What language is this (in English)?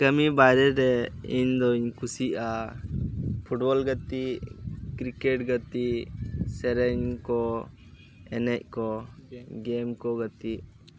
Santali